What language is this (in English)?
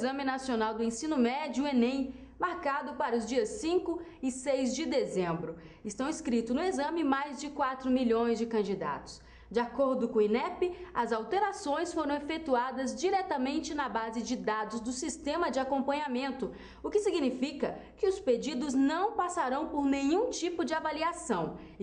Portuguese